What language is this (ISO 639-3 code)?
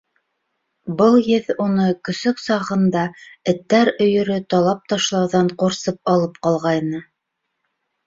bak